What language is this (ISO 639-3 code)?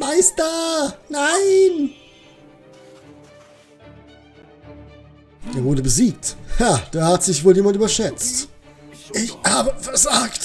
deu